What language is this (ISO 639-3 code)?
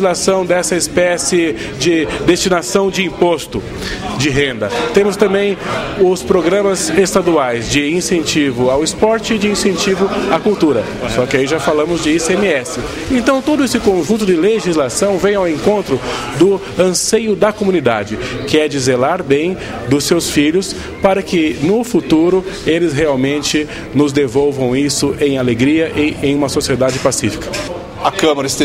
por